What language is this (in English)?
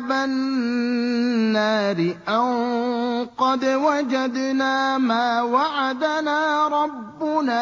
Arabic